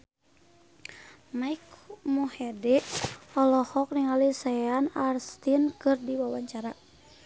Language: Sundanese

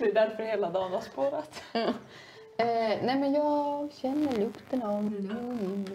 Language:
Swedish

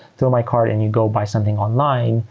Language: English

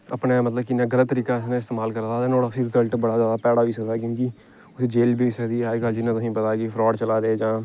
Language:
Dogri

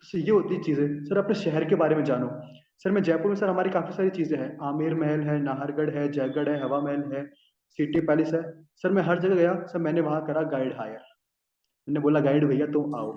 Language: Hindi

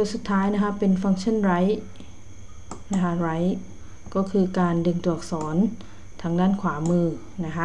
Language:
Thai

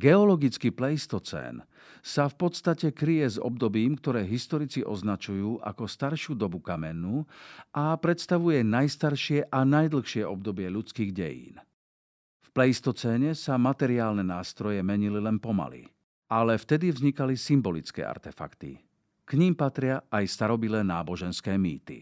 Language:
Slovak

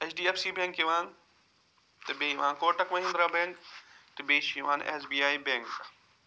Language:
Kashmiri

